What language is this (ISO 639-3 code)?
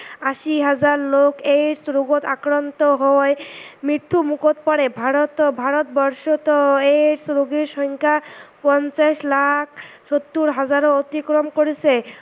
asm